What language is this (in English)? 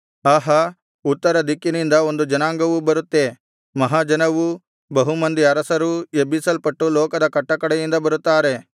Kannada